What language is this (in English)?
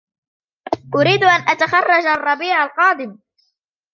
Arabic